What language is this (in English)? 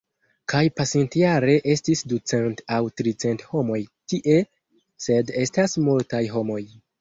Esperanto